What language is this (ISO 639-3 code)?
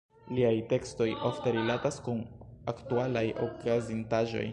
epo